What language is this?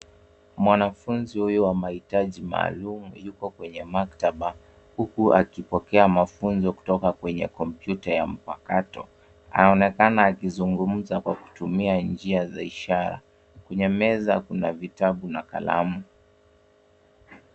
Swahili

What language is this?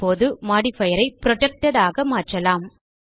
Tamil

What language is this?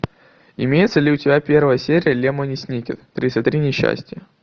Russian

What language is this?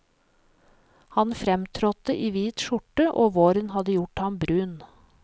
Norwegian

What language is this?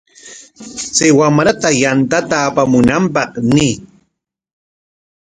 Corongo Ancash Quechua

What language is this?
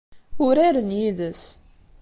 Kabyle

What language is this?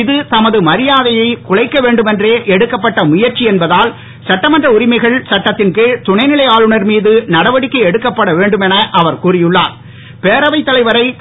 Tamil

